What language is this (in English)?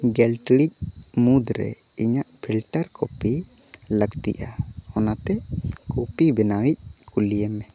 Santali